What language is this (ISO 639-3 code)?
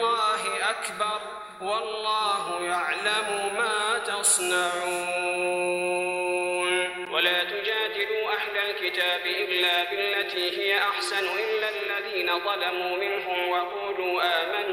ara